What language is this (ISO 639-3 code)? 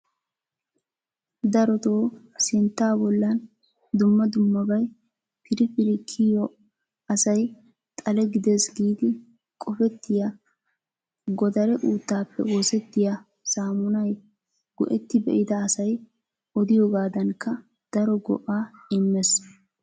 wal